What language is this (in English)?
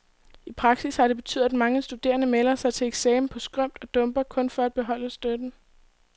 Danish